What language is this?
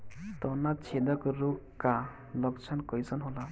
Bhojpuri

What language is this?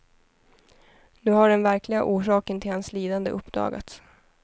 Swedish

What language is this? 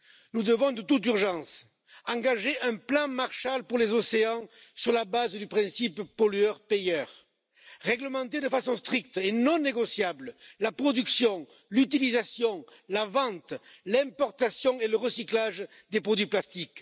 French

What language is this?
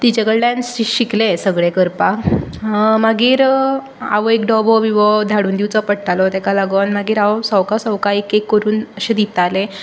Konkani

